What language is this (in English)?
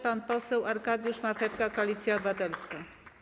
Polish